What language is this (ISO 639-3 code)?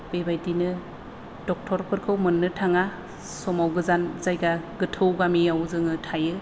brx